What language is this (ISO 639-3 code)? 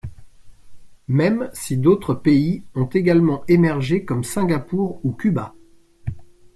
fra